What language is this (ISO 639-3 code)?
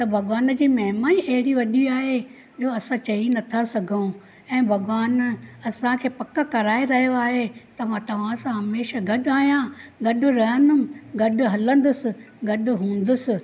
snd